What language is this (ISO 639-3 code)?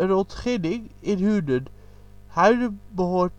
nld